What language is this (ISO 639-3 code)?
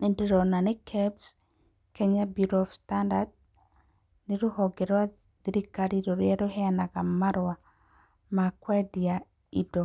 kik